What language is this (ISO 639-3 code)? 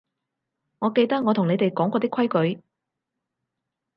yue